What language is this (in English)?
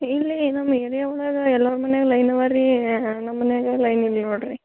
Kannada